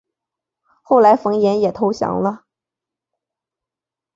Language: Chinese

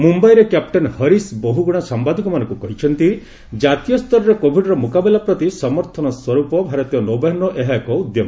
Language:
Odia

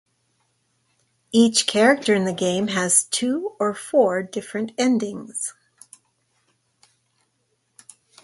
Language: English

